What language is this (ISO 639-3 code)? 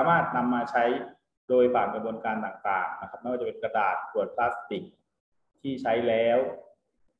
tha